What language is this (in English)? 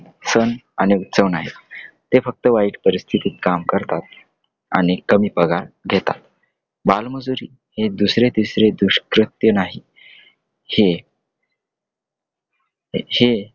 Marathi